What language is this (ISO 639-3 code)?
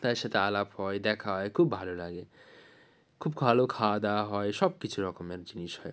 ben